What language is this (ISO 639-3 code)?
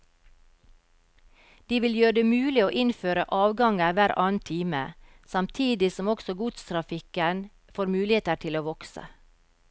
nor